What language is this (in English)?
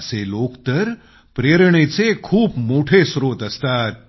Marathi